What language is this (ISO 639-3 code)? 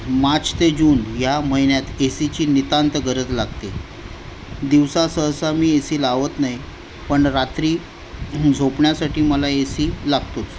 mar